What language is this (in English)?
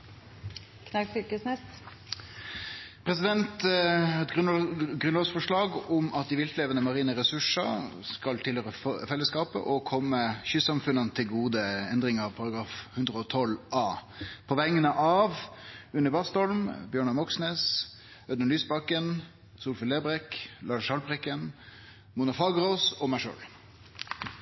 Norwegian Nynorsk